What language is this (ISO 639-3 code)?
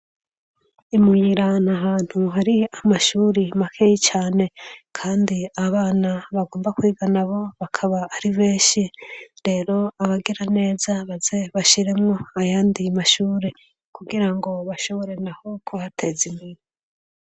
run